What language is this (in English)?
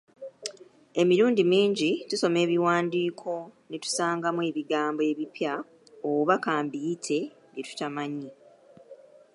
Ganda